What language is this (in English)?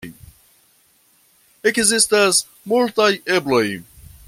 Esperanto